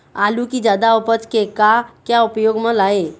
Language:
Chhattisgarhi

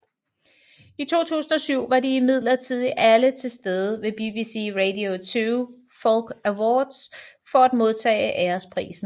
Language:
Danish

